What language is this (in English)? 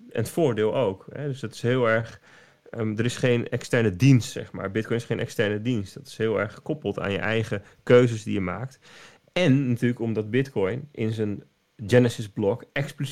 Dutch